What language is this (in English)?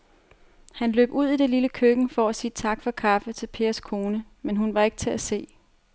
Danish